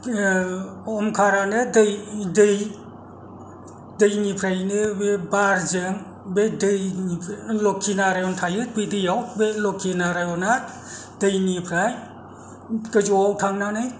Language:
Bodo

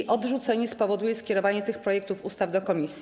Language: Polish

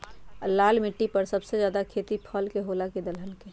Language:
Magahi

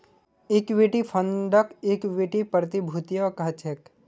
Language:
Magahi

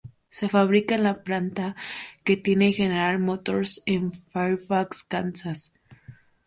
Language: Spanish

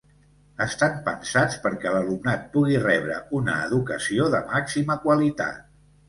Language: Catalan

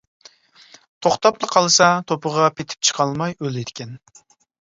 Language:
Uyghur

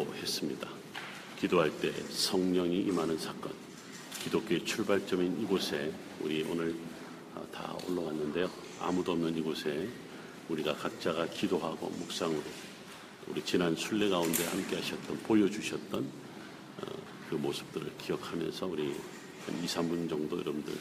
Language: Korean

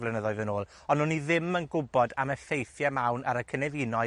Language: Welsh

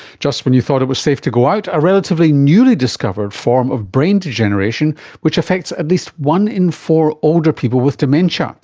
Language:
English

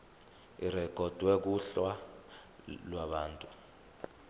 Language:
Zulu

